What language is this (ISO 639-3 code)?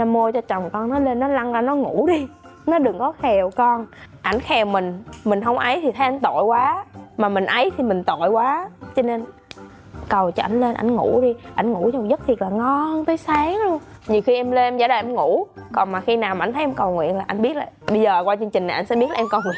vie